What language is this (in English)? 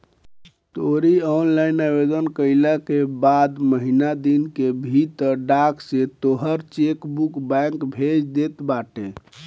Bhojpuri